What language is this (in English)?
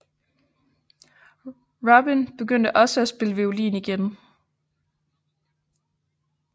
Danish